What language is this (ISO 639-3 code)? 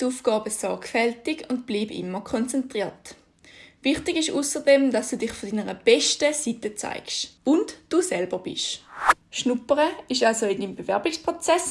deu